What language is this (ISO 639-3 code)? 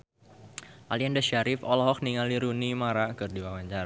sun